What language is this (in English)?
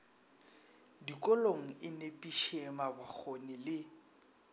Northern Sotho